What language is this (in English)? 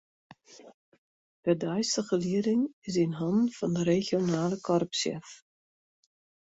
Western Frisian